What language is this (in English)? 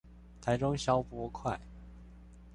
Chinese